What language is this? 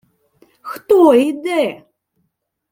Ukrainian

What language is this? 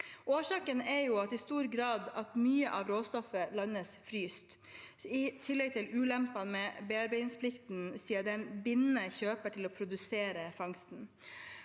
Norwegian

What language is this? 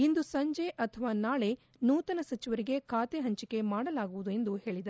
Kannada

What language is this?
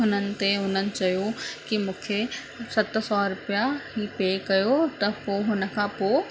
Sindhi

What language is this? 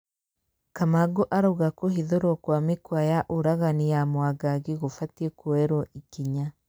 Kikuyu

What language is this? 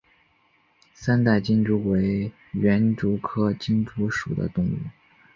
Chinese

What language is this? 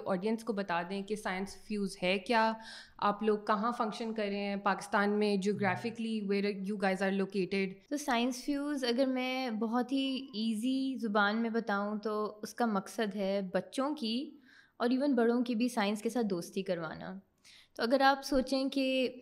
Urdu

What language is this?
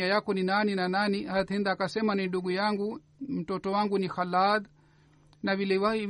Swahili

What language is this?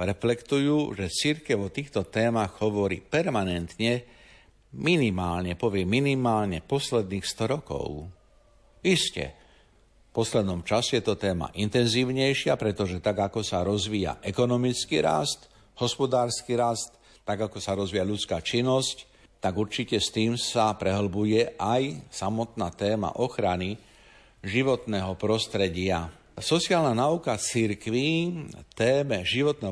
Slovak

